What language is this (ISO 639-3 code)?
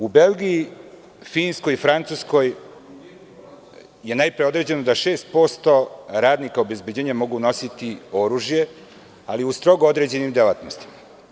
srp